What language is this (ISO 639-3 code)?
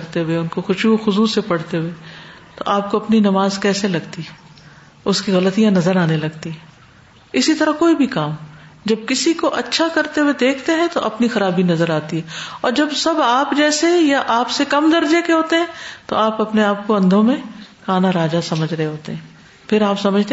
urd